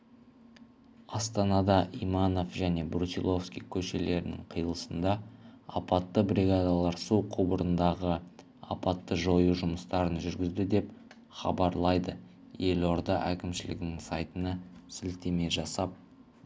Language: Kazakh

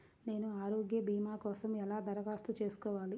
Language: Telugu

